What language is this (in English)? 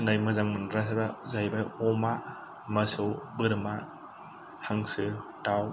Bodo